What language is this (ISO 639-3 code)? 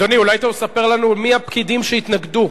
heb